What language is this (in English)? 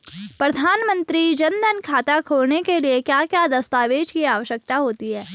Hindi